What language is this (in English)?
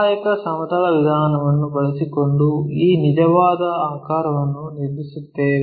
Kannada